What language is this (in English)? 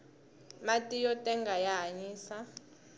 Tsonga